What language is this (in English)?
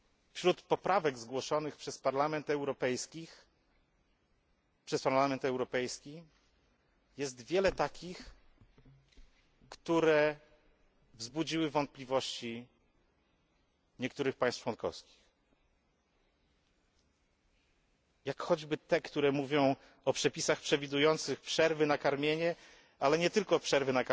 Polish